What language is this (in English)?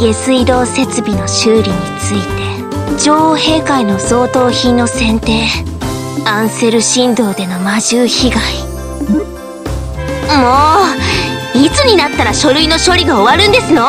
Japanese